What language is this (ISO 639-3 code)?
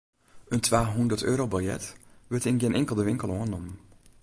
fry